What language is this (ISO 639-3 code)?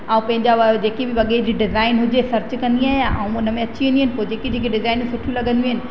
snd